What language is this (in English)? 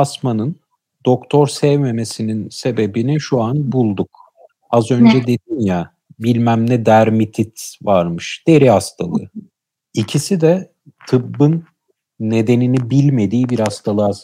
Turkish